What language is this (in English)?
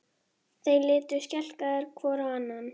Icelandic